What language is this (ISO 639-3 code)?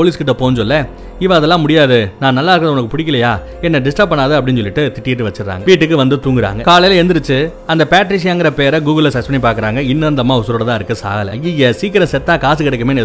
tam